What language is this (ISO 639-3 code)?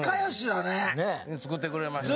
jpn